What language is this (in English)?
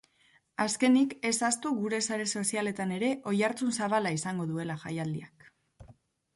Basque